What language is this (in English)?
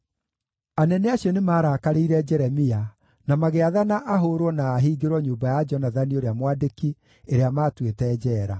Kikuyu